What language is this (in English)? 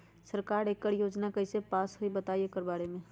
Magahi